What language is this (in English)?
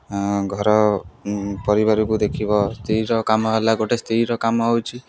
Odia